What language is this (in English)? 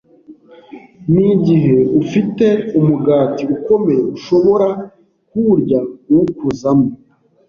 Kinyarwanda